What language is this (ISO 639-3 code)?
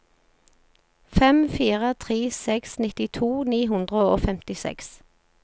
nor